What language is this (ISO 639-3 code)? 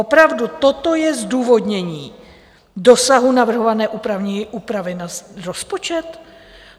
ces